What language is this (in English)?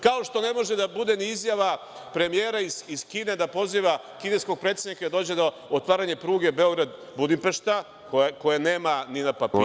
Serbian